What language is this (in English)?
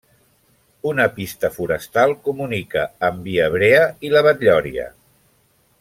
Catalan